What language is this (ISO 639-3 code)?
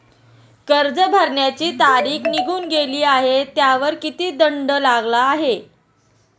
mar